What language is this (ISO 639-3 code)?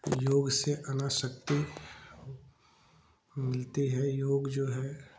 hin